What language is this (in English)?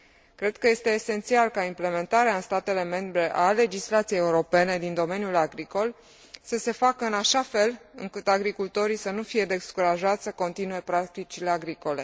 Romanian